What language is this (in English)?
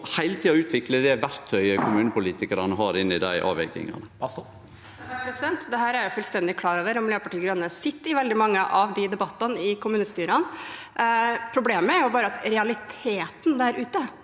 Norwegian